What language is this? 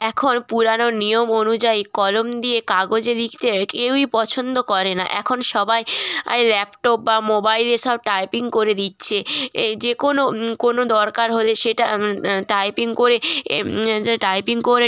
Bangla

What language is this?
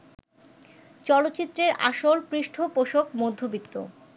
Bangla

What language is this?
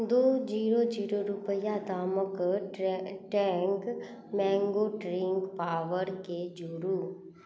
Maithili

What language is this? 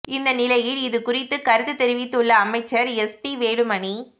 Tamil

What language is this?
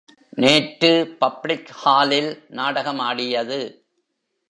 Tamil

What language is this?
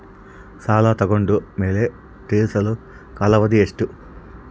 Kannada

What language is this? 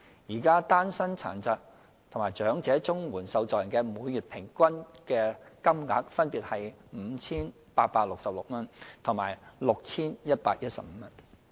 Cantonese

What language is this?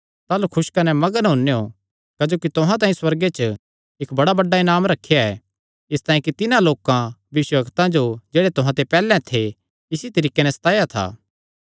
Kangri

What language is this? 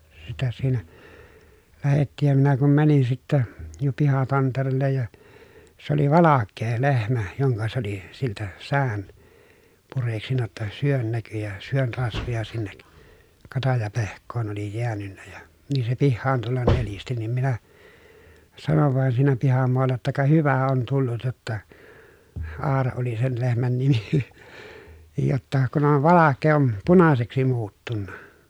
Finnish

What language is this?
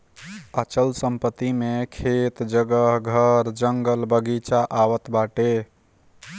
Bhojpuri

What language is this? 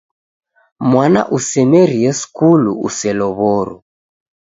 Taita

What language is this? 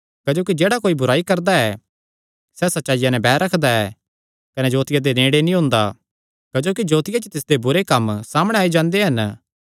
Kangri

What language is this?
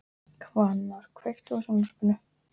Icelandic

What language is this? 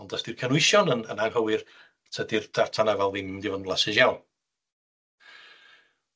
Welsh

